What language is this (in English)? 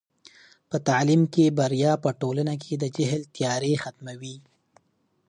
Pashto